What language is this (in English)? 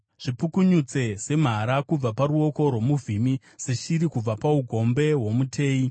Shona